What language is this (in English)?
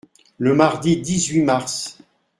French